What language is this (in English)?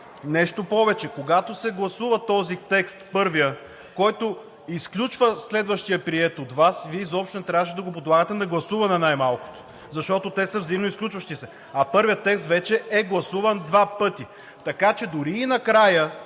Bulgarian